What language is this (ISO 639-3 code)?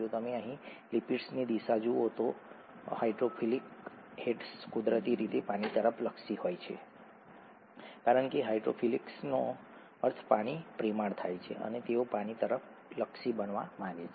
guj